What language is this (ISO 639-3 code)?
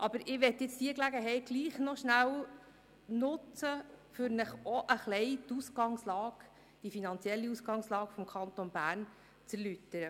gsw